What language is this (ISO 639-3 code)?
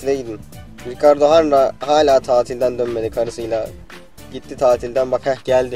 tur